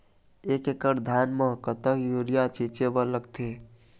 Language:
Chhattisgarhi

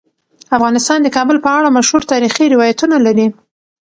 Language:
Pashto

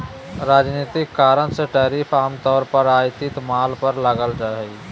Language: Magahi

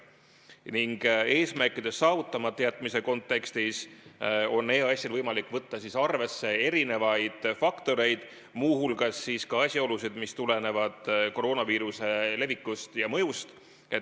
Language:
Estonian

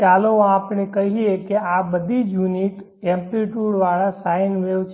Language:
Gujarati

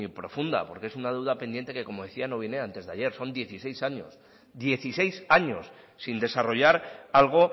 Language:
Spanish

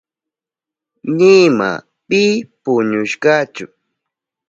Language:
Southern Pastaza Quechua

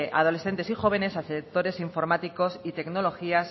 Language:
Spanish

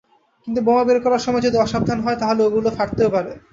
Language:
Bangla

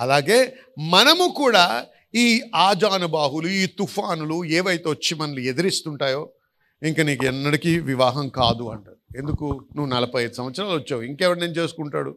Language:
Telugu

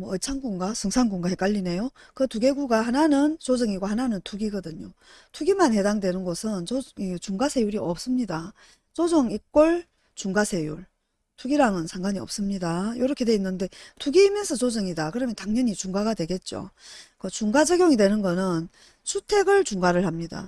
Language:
Korean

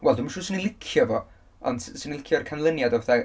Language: Welsh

